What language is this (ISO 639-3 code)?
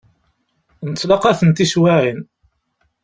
kab